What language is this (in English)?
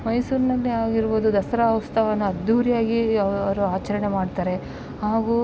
Kannada